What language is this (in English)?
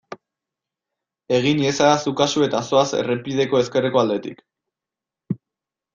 Basque